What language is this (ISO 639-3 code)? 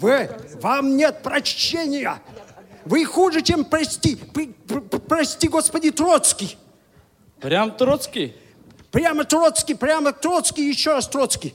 rus